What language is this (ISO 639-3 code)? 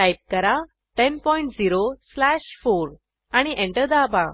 mar